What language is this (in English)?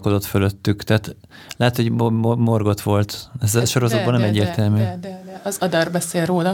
Hungarian